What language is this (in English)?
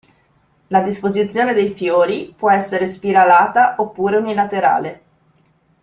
Italian